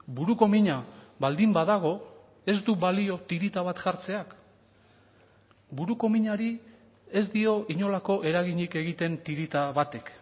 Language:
Basque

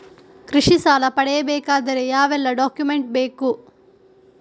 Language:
Kannada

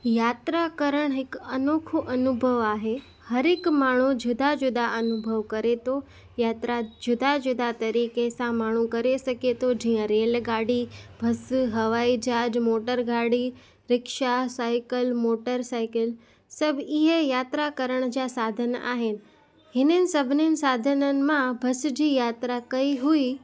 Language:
Sindhi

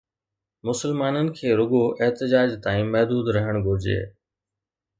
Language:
Sindhi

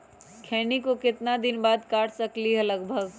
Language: Magahi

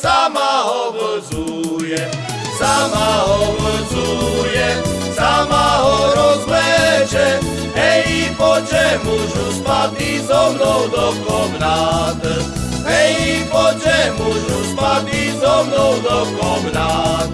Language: Slovak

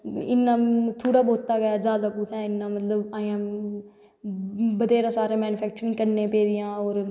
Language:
Dogri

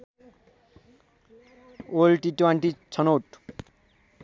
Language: Nepali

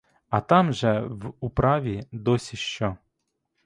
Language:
Ukrainian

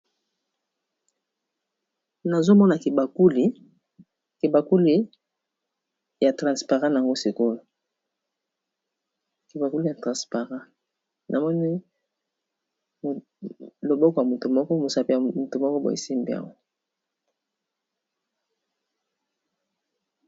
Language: Lingala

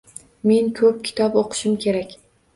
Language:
Uzbek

